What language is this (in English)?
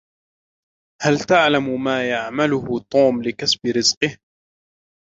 Arabic